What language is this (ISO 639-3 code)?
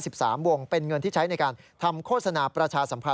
tha